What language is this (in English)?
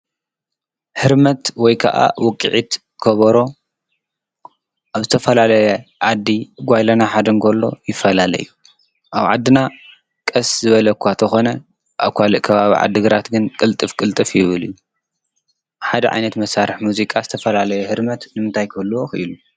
Tigrinya